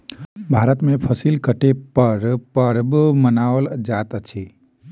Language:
Maithili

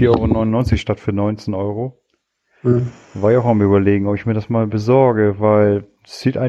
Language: German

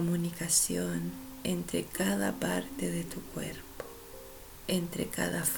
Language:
Spanish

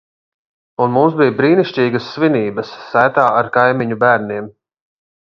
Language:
Latvian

